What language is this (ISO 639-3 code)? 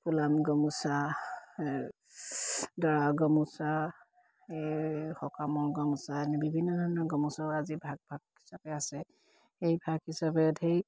asm